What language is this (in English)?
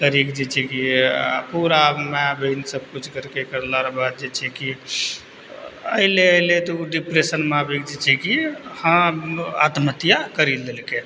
Maithili